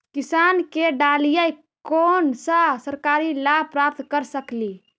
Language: Magahi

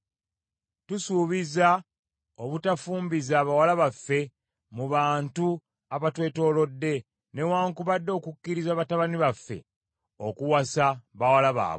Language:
Ganda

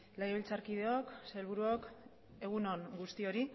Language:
Basque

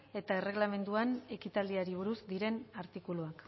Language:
Basque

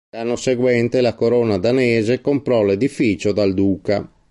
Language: Italian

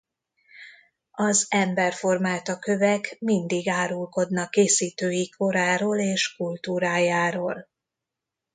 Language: Hungarian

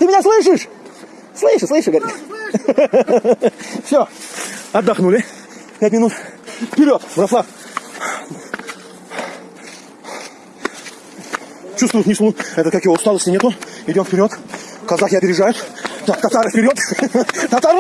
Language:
Russian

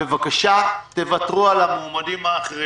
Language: Hebrew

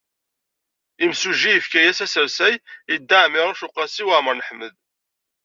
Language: Kabyle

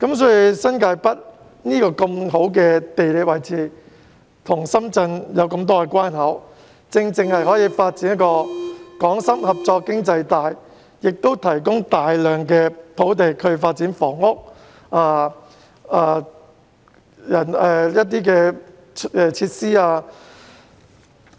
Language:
Cantonese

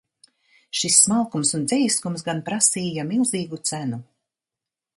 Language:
Latvian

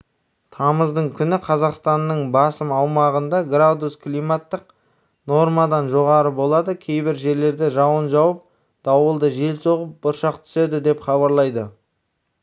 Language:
Kazakh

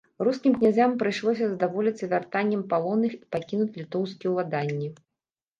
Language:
Belarusian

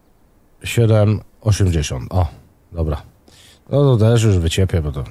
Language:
Polish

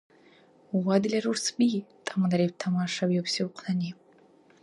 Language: Dargwa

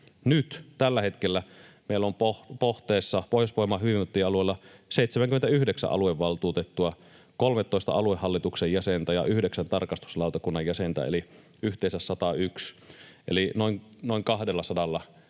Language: Finnish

